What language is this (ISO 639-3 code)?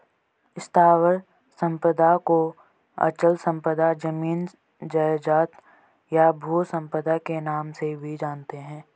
hin